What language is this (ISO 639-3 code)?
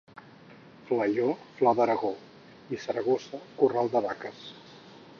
cat